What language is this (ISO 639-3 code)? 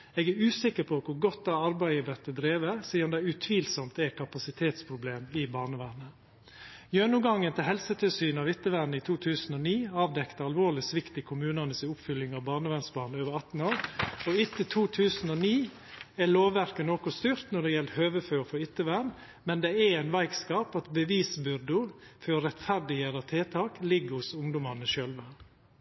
nno